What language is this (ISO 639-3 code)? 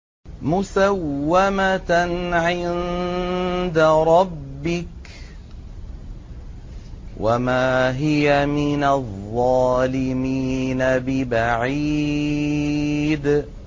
ara